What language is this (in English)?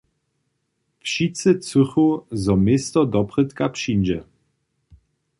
Upper Sorbian